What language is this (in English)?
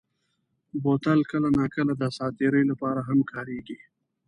Pashto